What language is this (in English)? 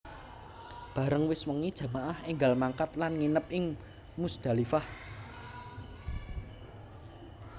Javanese